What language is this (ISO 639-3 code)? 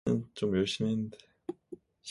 kor